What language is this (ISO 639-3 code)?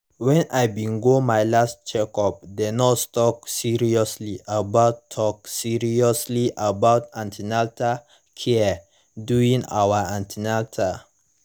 pcm